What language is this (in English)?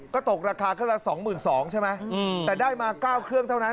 Thai